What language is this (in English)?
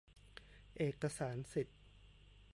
Thai